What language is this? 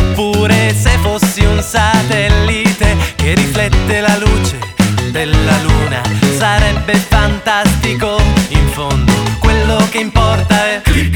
Italian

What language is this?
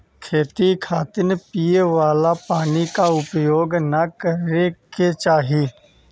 Bhojpuri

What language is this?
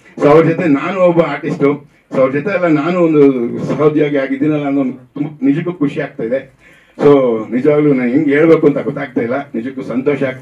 English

